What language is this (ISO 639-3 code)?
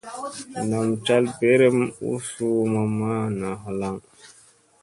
mse